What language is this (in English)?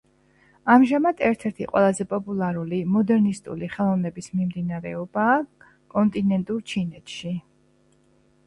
Georgian